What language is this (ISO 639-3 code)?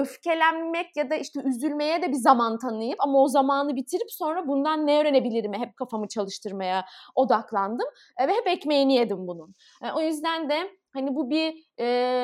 tur